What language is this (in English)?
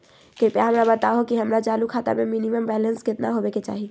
Magahi